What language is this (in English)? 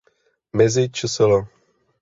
Czech